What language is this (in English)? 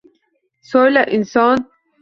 Uzbek